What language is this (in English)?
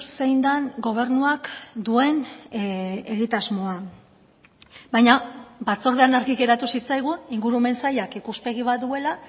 Basque